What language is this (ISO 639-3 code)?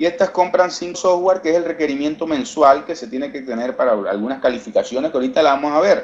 spa